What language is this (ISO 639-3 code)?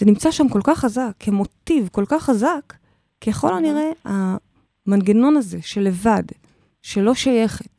heb